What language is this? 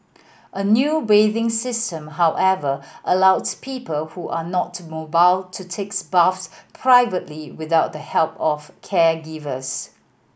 English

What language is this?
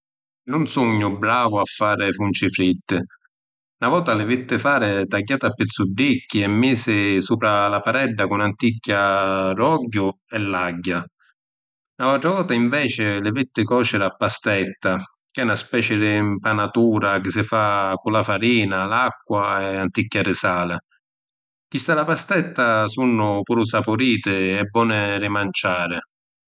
Sicilian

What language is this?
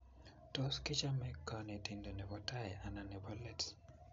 Kalenjin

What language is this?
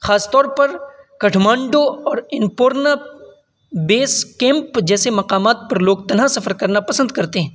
Urdu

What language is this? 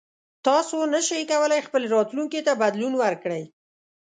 Pashto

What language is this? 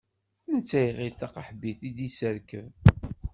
Kabyle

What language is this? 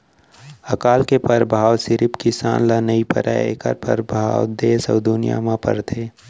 Chhattisgarhi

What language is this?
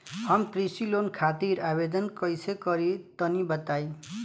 Bhojpuri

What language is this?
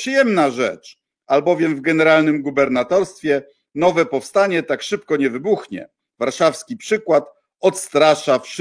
Polish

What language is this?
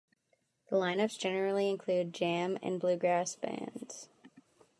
English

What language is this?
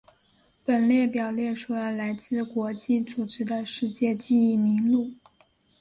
Chinese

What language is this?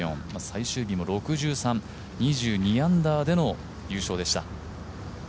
Japanese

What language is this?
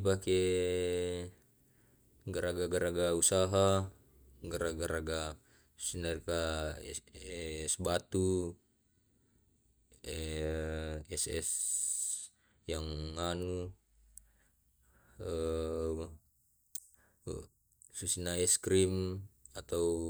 Tae'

